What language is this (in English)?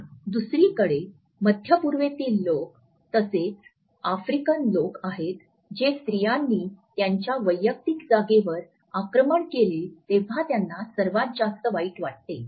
Marathi